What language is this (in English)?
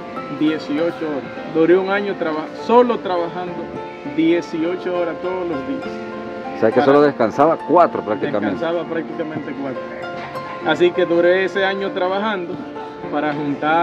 Spanish